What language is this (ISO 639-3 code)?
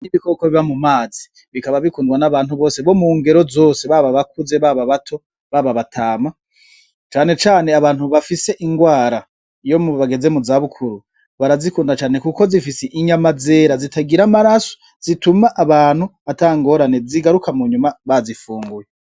run